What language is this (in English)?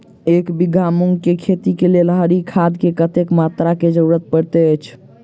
Maithili